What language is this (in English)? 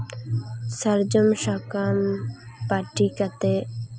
Santali